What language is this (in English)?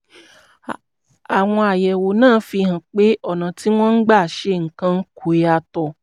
Yoruba